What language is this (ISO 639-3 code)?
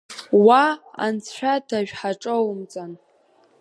abk